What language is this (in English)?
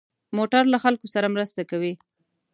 Pashto